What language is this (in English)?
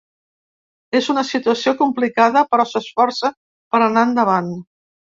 Catalan